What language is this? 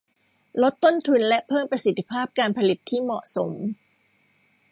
Thai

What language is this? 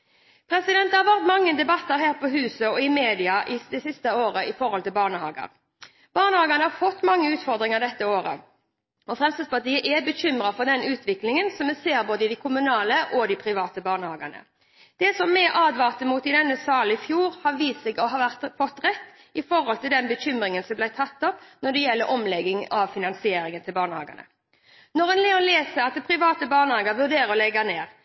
Norwegian Bokmål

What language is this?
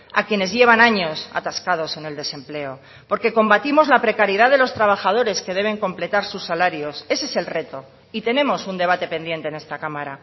Spanish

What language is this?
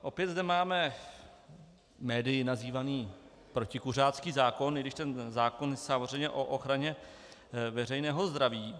Czech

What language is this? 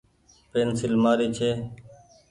Goaria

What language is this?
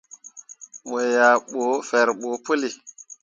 Mundang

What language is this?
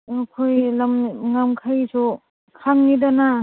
Manipuri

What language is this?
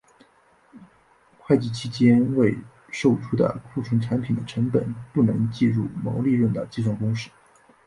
Chinese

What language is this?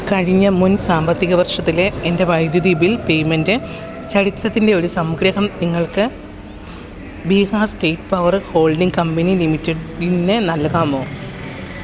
Malayalam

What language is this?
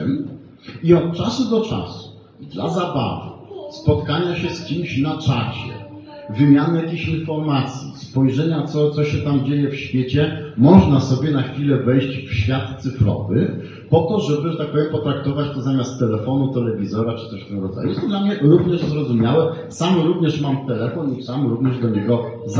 Polish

